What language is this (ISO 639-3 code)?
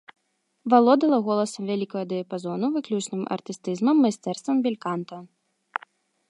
bel